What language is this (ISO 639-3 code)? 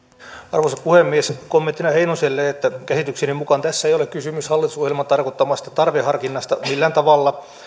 fin